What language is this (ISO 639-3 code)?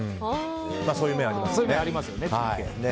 jpn